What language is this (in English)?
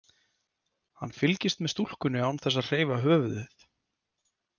Icelandic